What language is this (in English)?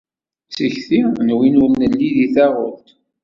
Kabyle